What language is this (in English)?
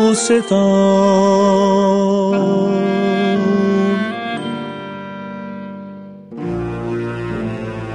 Persian